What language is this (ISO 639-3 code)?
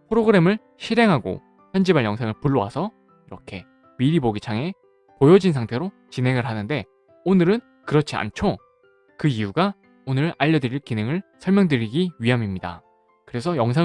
kor